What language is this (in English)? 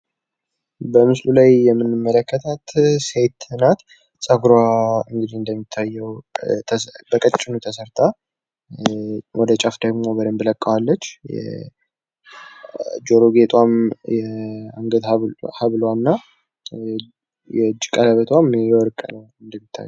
Amharic